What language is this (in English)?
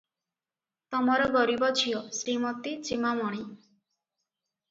Odia